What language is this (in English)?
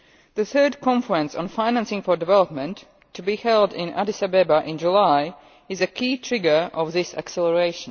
English